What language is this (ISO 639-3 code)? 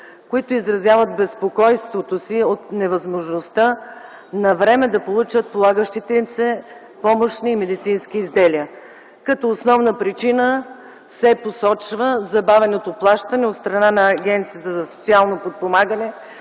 bul